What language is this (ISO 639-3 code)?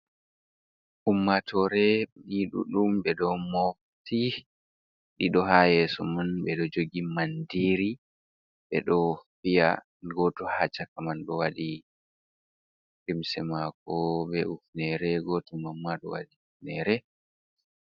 ful